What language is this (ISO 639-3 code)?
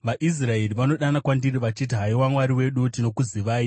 sna